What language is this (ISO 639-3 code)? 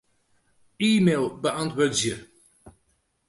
fry